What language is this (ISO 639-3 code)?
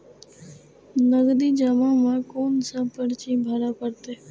mai